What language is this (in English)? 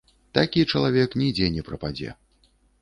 Belarusian